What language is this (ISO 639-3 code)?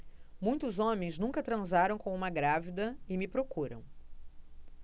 por